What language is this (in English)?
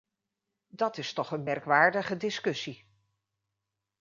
Dutch